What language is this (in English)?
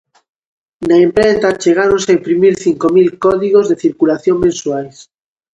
Galician